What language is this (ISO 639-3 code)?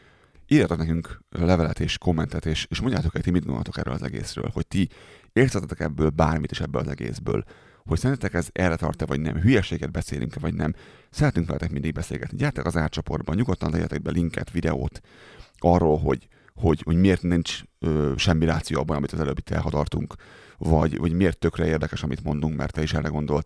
hun